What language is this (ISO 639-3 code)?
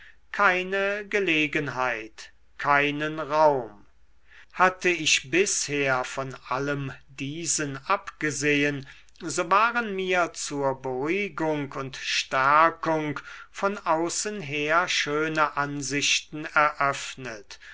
deu